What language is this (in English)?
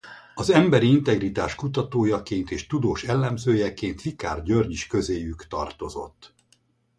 Hungarian